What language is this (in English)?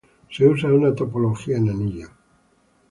Spanish